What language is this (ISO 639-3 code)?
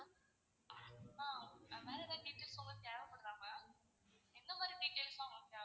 tam